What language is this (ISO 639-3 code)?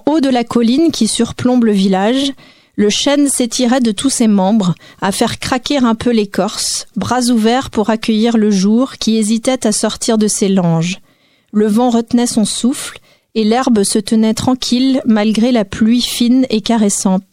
fra